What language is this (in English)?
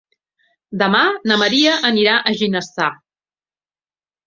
Catalan